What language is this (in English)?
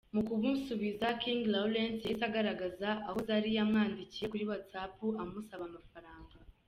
Kinyarwanda